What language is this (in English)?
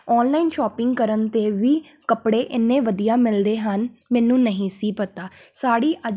Punjabi